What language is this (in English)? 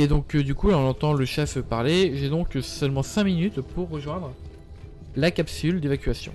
French